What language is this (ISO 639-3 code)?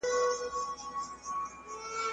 pus